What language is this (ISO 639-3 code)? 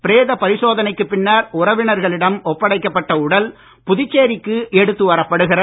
tam